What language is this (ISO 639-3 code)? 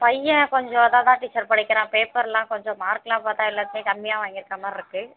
tam